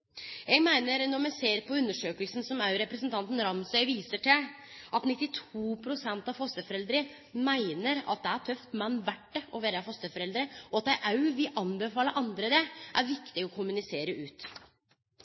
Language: Norwegian Nynorsk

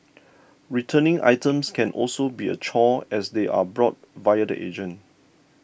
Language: English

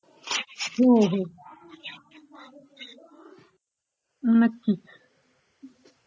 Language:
Marathi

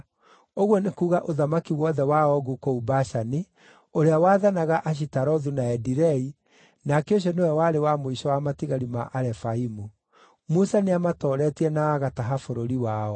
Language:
Kikuyu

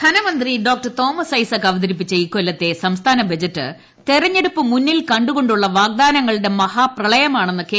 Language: Malayalam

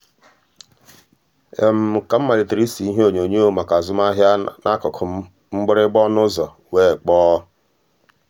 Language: Igbo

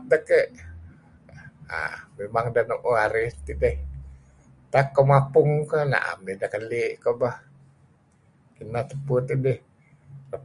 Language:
Kelabit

